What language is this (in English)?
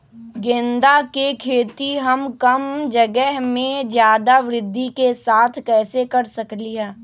Magahi